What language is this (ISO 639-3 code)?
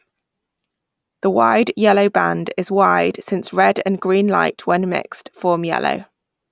eng